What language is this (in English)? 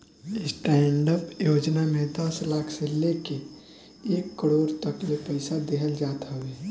Bhojpuri